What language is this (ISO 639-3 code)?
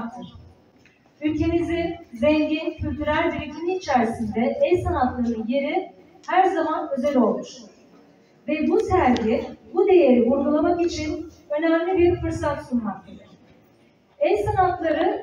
tur